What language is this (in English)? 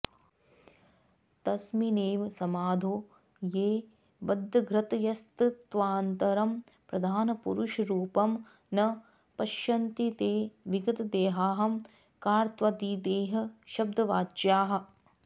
Sanskrit